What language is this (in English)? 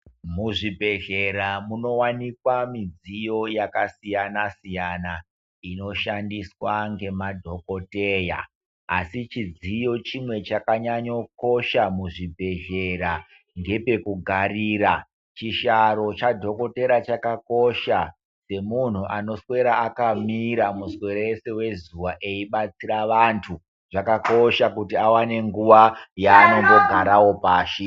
Ndau